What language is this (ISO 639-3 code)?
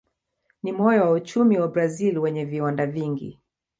swa